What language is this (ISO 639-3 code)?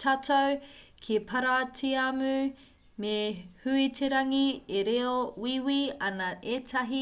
mri